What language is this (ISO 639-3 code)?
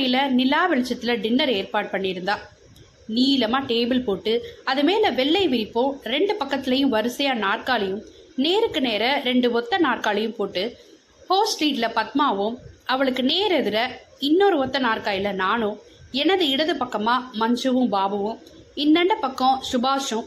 tam